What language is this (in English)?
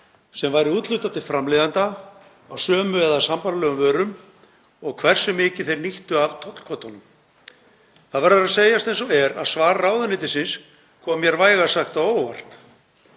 Icelandic